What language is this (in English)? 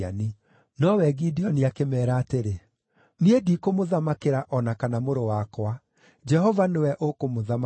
Kikuyu